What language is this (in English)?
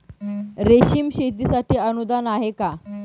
Marathi